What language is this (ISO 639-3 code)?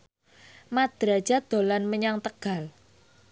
jav